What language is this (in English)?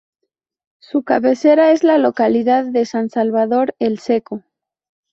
Spanish